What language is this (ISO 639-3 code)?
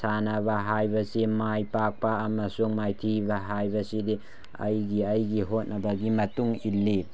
mni